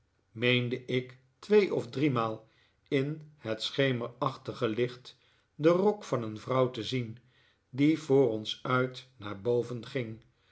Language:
Dutch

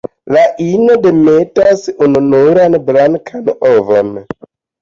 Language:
Esperanto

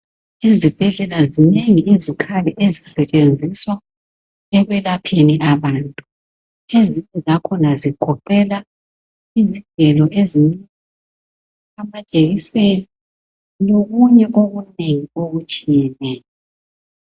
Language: North Ndebele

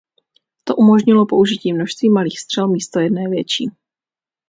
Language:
Czech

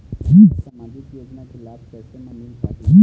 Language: Chhattisgarhi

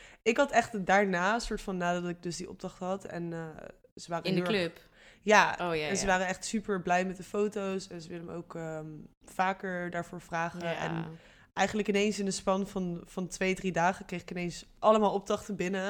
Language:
Dutch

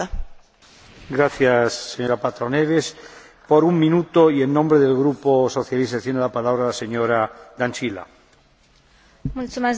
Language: Romanian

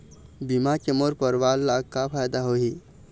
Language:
Chhattisgarhi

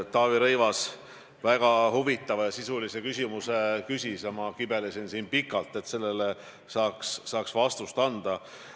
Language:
Estonian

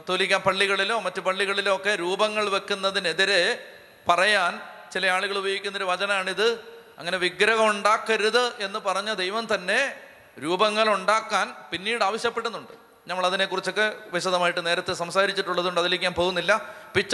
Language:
Malayalam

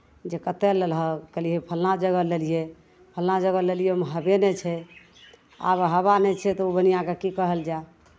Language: Maithili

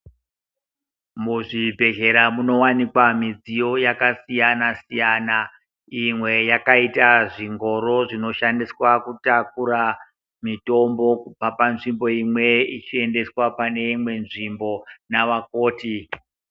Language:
Ndau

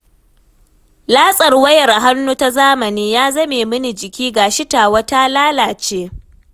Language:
Hausa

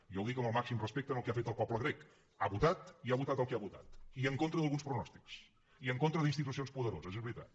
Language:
Catalan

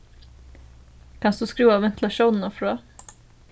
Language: Faroese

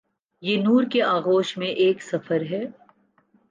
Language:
Urdu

